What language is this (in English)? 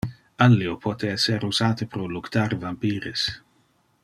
Interlingua